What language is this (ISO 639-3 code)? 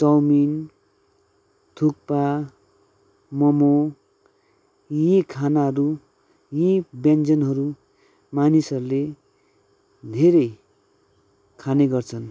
nep